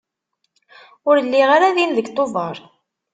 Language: Kabyle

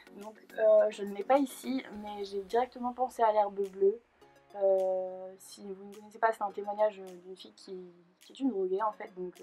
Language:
French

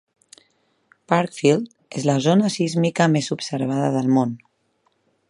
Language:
Catalan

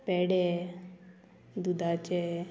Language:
Konkani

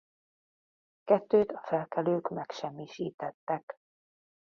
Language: Hungarian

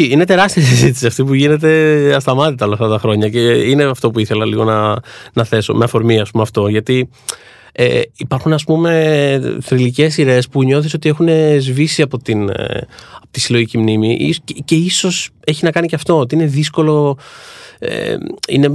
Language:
Greek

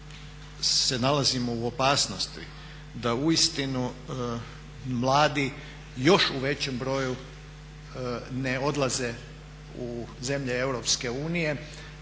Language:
Croatian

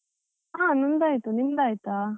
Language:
Kannada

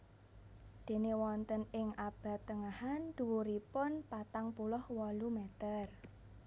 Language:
Javanese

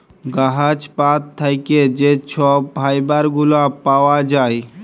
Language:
Bangla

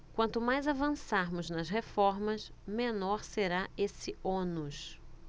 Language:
Portuguese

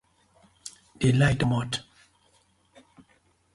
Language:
Nigerian Pidgin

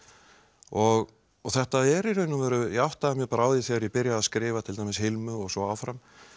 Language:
Icelandic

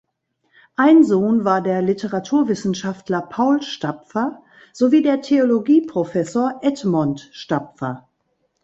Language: German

